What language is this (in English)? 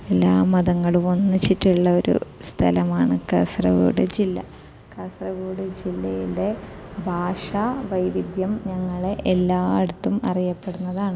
Malayalam